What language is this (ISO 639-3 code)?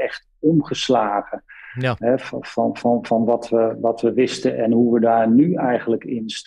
nld